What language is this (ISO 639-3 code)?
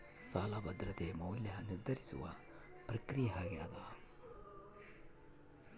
kan